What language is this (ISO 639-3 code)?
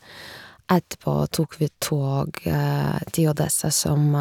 nor